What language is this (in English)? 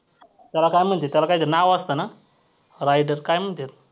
Marathi